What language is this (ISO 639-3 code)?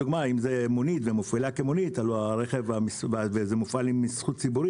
heb